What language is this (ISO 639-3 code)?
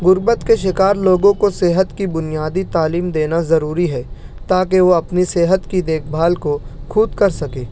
urd